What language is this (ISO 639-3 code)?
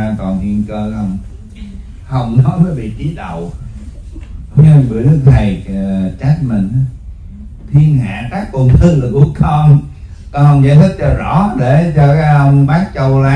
vie